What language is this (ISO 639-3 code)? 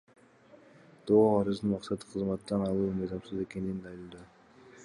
kir